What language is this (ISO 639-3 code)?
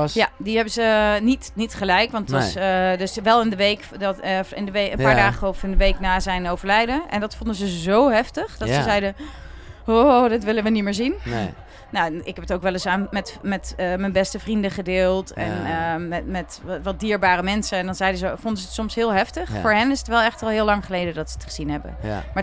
nld